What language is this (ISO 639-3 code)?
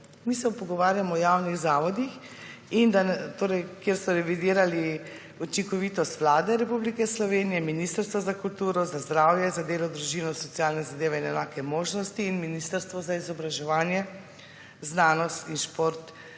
slv